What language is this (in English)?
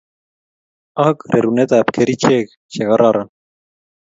Kalenjin